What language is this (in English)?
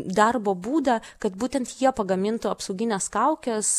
Lithuanian